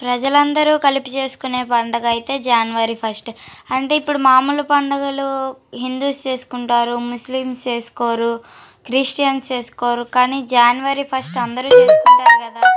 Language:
Telugu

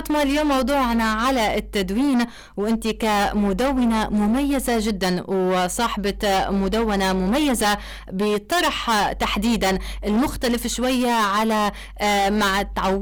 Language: Arabic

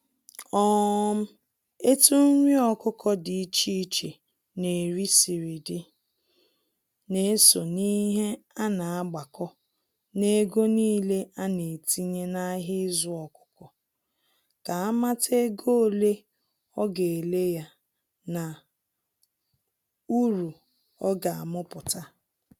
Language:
Igbo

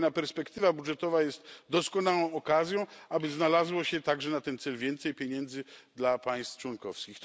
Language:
Polish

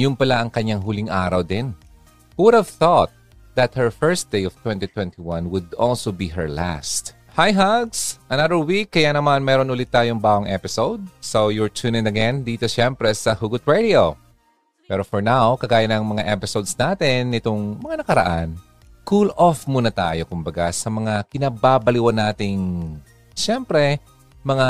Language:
Filipino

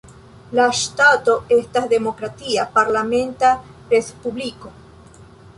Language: Esperanto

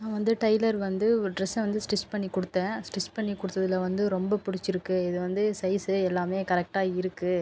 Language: Tamil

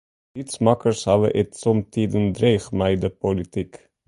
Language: Western Frisian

